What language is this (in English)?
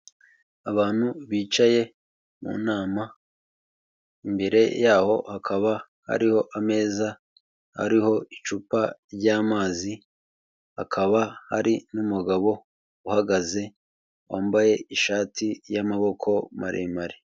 Kinyarwanda